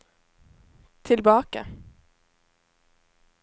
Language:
Norwegian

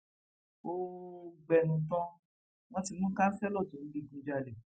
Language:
Yoruba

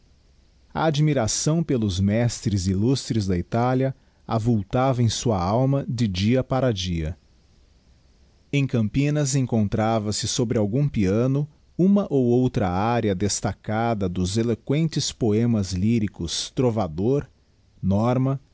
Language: Portuguese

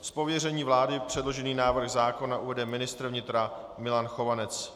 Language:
Czech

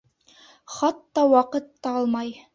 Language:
Bashkir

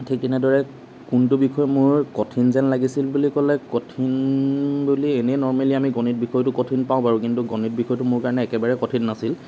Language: Assamese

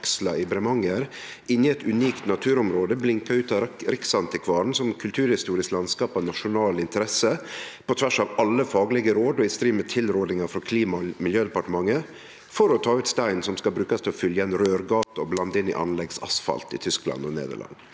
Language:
Norwegian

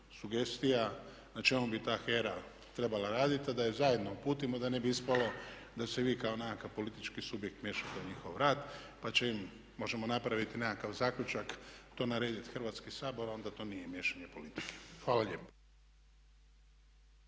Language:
Croatian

